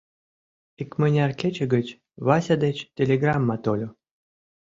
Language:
Mari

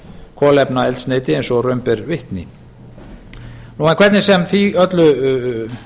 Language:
Icelandic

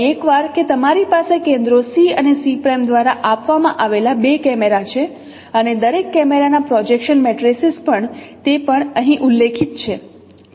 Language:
Gujarati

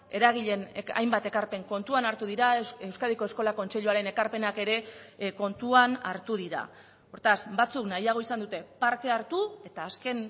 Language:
Basque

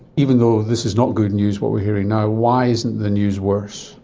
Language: English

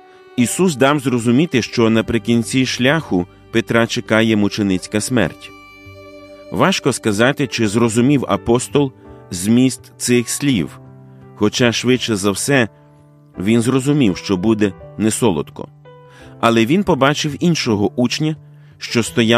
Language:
Ukrainian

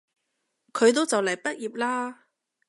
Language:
Cantonese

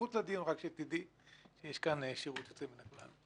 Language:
Hebrew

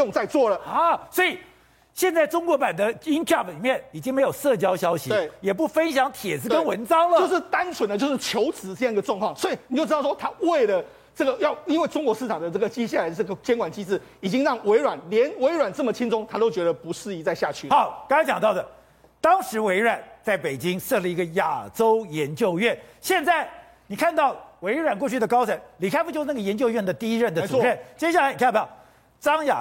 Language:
Chinese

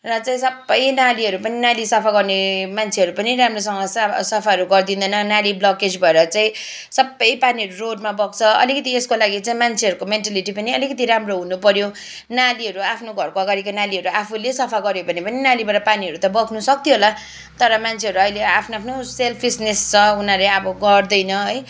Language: Nepali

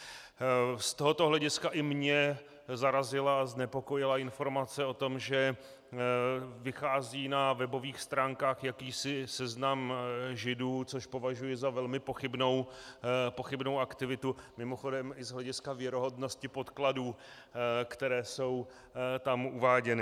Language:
Czech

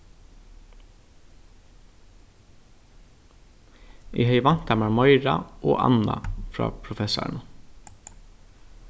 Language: Faroese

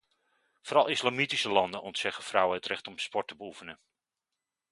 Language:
Dutch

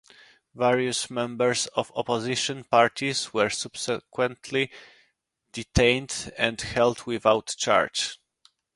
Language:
English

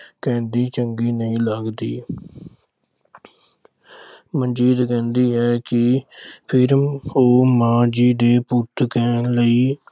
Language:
Punjabi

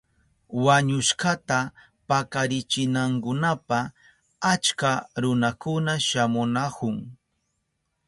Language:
Southern Pastaza Quechua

